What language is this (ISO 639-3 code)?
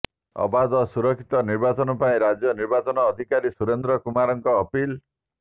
ori